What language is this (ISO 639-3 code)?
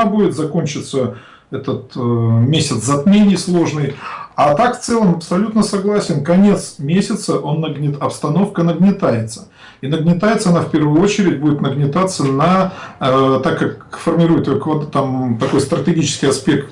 rus